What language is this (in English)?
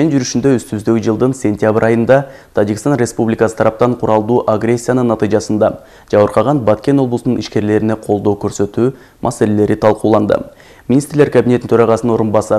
Turkish